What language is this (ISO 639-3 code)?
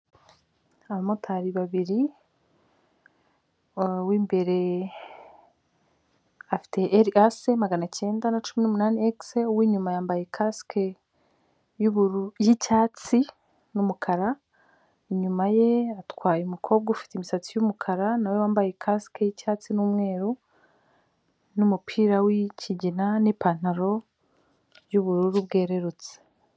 kin